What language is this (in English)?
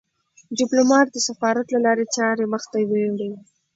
Pashto